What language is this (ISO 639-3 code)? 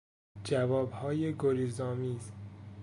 fas